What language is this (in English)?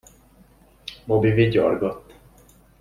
Hungarian